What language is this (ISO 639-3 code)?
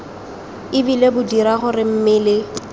tsn